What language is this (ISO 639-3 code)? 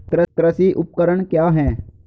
hin